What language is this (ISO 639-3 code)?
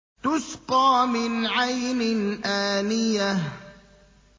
ara